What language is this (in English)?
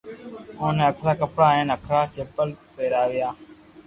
Loarki